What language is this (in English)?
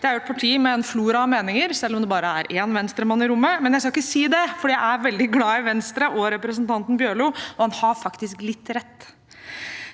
Norwegian